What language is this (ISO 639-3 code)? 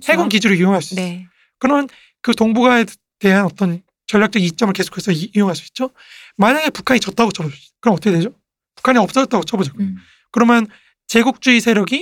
kor